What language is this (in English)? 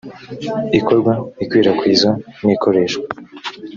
Kinyarwanda